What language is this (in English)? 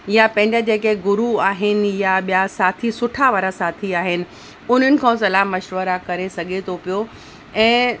Sindhi